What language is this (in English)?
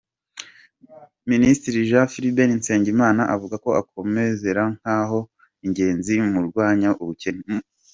Kinyarwanda